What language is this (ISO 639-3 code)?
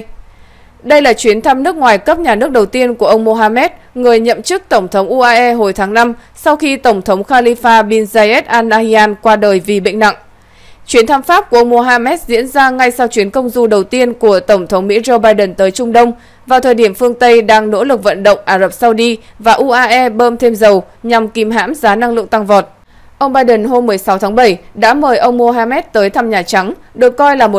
vie